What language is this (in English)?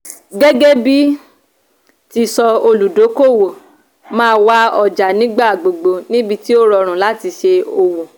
Yoruba